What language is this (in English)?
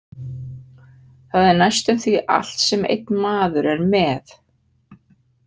Icelandic